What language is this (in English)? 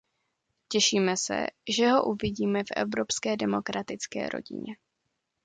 Czech